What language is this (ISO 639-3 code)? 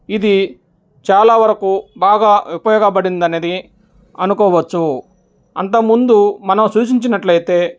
tel